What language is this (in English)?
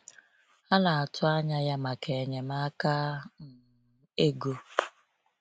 Igbo